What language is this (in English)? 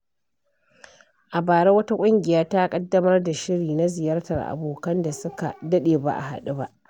Hausa